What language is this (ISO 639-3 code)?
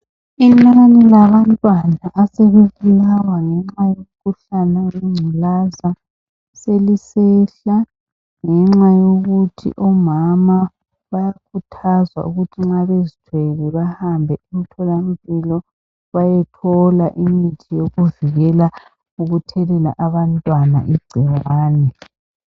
nde